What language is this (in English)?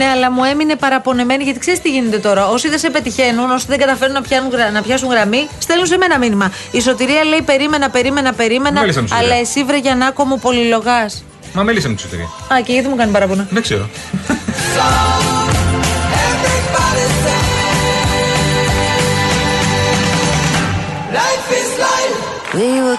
Greek